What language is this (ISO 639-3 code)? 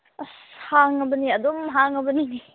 mni